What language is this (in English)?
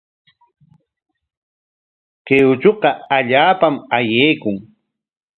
Corongo Ancash Quechua